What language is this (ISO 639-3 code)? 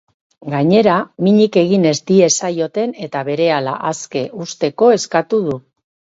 eus